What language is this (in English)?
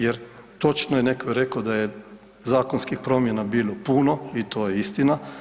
Croatian